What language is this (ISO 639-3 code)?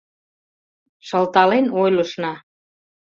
chm